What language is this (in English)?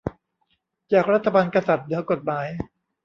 Thai